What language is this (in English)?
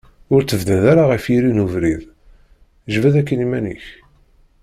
Kabyle